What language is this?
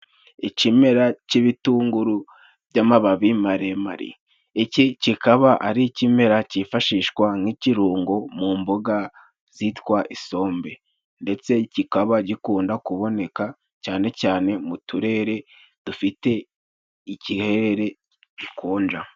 Kinyarwanda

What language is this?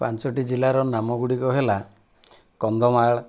Odia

